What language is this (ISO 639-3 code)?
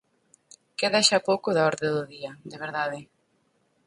glg